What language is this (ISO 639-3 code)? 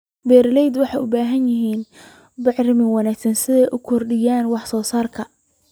som